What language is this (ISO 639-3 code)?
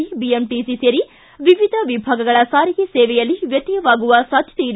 kan